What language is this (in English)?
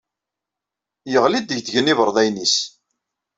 Kabyle